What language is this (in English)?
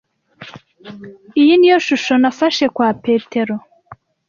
Kinyarwanda